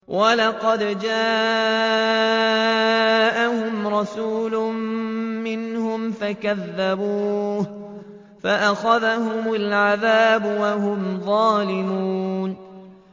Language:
Arabic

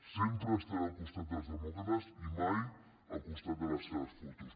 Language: Catalan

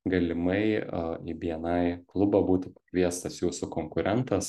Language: Lithuanian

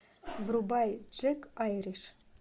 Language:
Russian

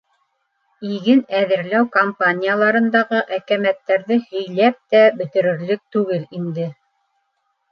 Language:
Bashkir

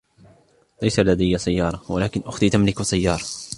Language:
Arabic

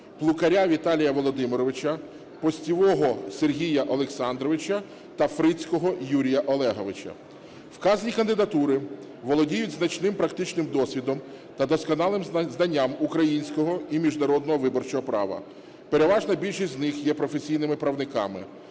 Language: Ukrainian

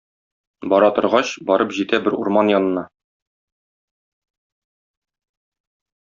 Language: Tatar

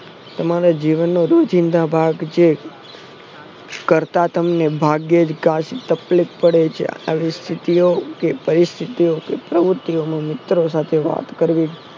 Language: Gujarati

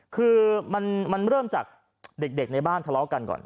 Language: Thai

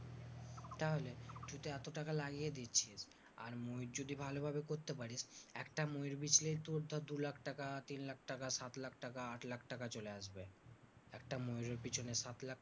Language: Bangla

